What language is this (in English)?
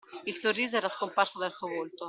Italian